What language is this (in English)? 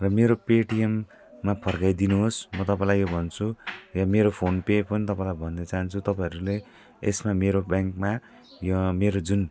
Nepali